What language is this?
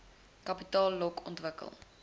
Afrikaans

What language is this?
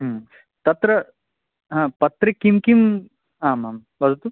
Sanskrit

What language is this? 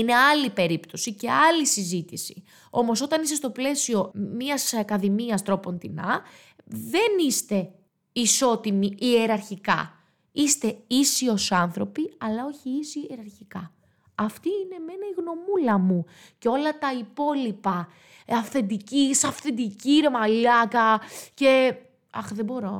Greek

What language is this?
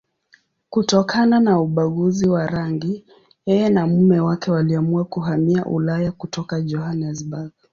Swahili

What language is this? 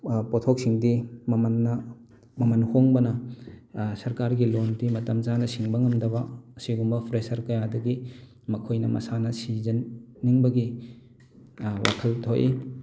Manipuri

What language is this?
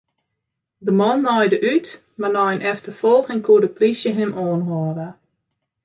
Western Frisian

